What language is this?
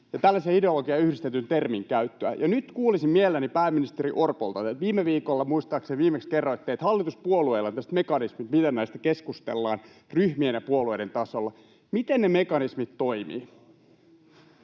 Finnish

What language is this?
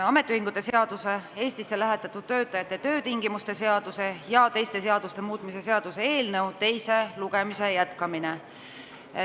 Estonian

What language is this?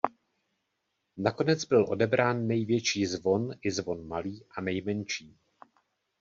Czech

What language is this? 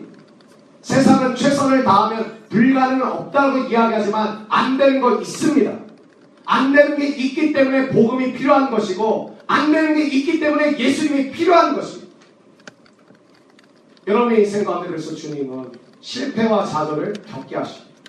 Korean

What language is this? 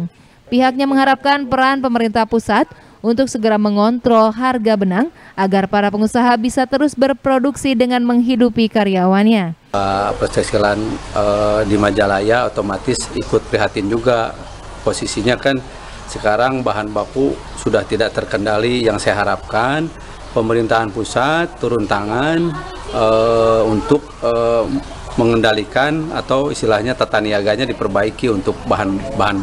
Indonesian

